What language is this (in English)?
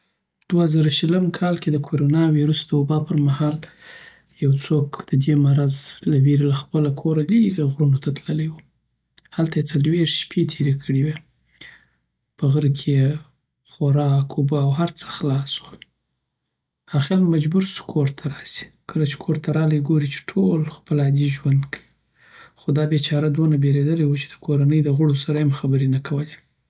Southern Pashto